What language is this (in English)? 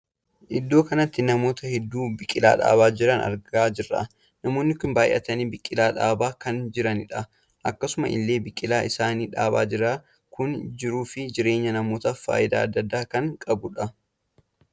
Oromo